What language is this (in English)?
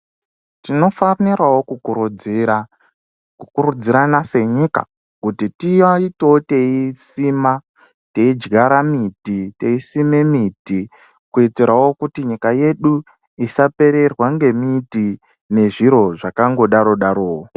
Ndau